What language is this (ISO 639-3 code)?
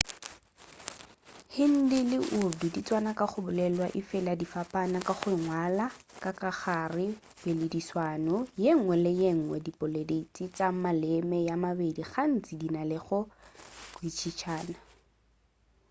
nso